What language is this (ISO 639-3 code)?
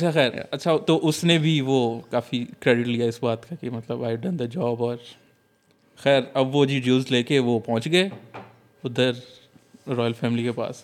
urd